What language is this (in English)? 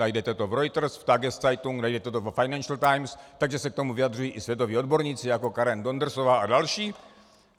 Czech